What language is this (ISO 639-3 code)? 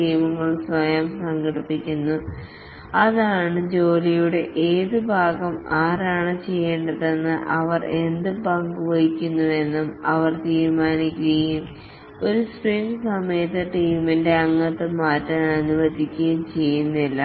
mal